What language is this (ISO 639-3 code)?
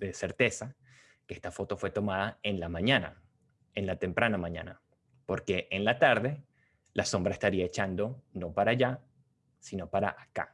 spa